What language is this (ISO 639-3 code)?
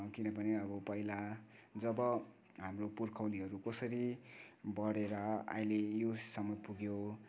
nep